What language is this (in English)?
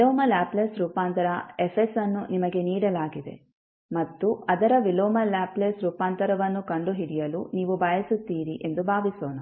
Kannada